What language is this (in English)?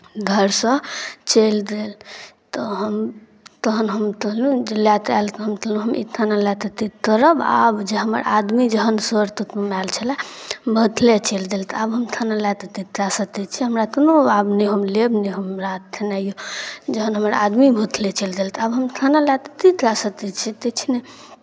Maithili